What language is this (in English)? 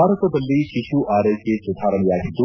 Kannada